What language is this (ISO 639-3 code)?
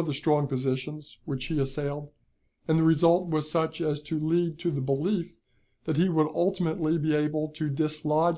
eng